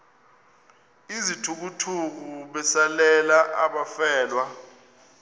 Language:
Xhosa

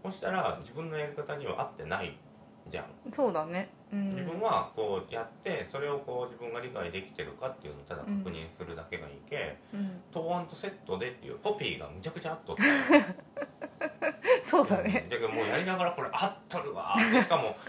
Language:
Japanese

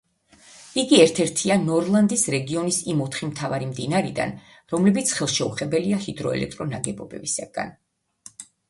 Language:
Georgian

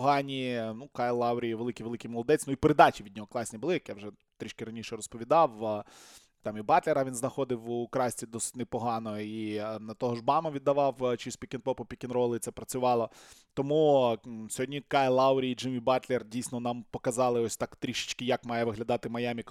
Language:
Ukrainian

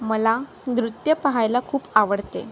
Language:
Marathi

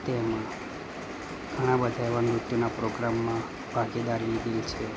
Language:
Gujarati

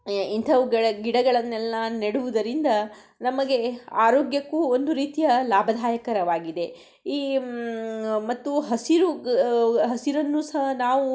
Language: Kannada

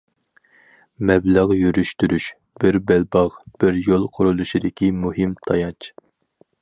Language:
Uyghur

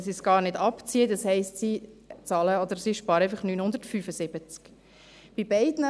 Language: Swiss German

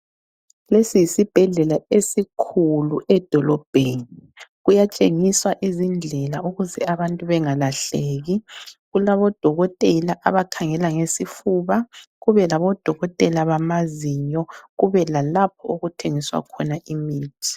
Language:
North Ndebele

